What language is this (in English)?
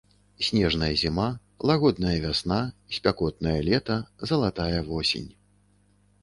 Belarusian